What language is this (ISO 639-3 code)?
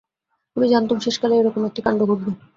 ben